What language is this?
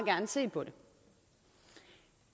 Danish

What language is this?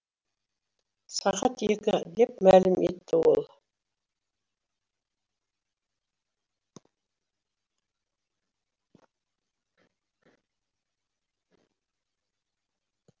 Kazakh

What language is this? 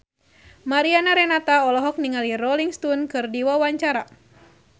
Sundanese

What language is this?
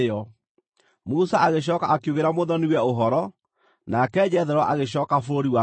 Kikuyu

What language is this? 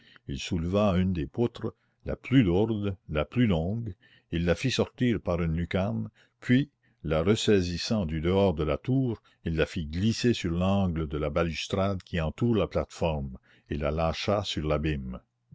French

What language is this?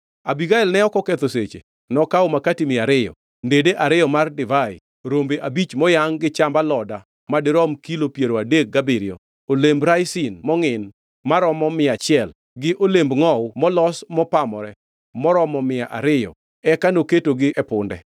Luo (Kenya and Tanzania)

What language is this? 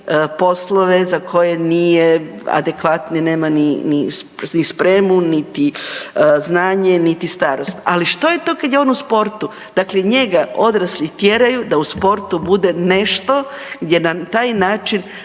Croatian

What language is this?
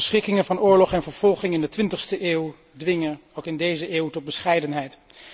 Dutch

